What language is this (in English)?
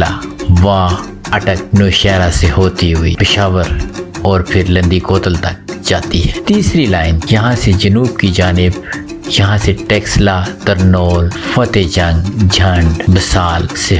Urdu